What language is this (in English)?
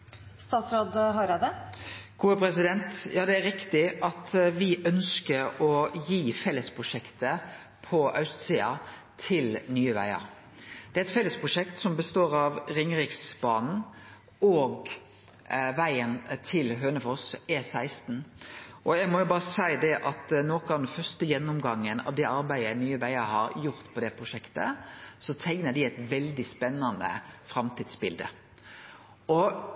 Norwegian Nynorsk